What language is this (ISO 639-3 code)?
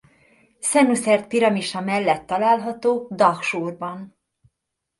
hun